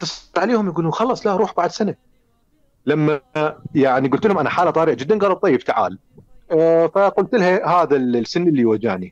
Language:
Arabic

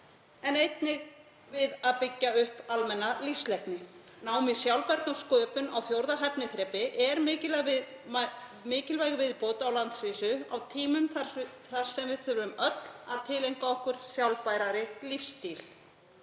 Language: Icelandic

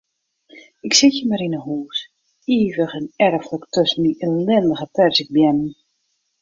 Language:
Western Frisian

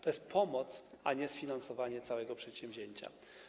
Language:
Polish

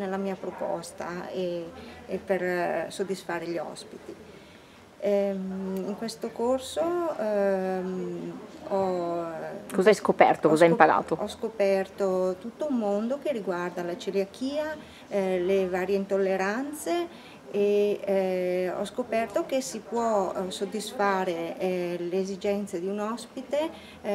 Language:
Italian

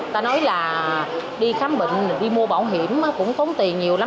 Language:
Vietnamese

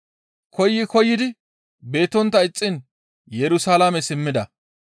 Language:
Gamo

